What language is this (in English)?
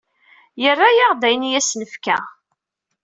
Kabyle